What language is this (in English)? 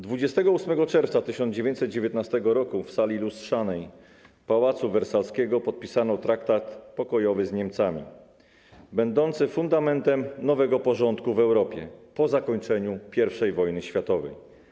Polish